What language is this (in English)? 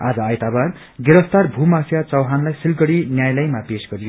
Nepali